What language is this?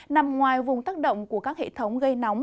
Vietnamese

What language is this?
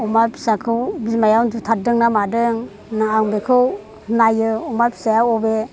Bodo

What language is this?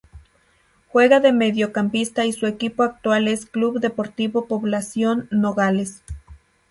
Spanish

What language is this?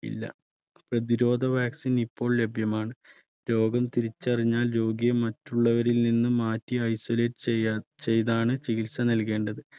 Malayalam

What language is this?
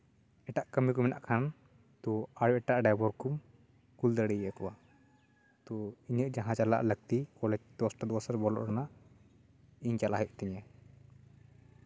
Santali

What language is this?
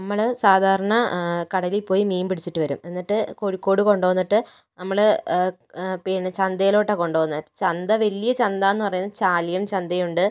Malayalam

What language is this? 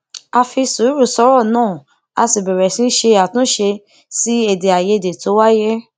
Yoruba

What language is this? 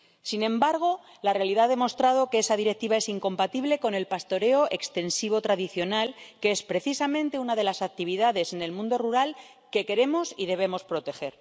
Spanish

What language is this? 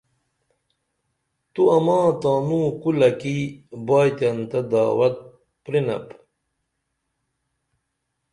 Dameli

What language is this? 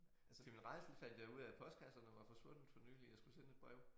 Danish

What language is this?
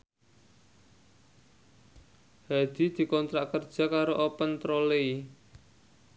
Javanese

